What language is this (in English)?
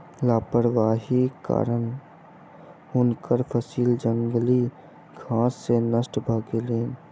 Maithili